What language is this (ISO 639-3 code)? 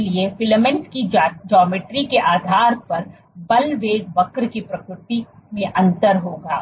hin